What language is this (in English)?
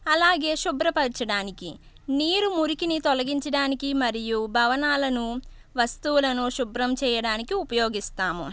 Telugu